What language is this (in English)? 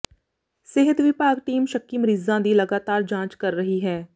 Punjabi